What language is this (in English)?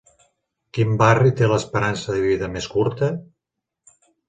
Catalan